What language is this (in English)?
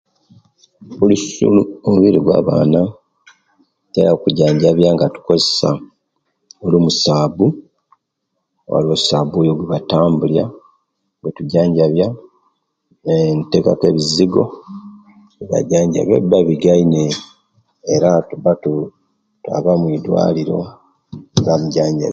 Kenyi